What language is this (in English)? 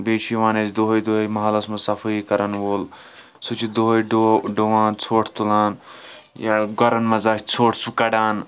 Kashmiri